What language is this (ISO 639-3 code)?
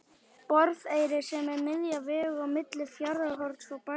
isl